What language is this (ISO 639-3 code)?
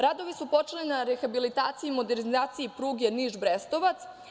srp